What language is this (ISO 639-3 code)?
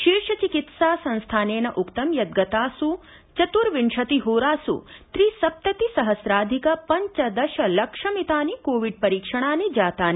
san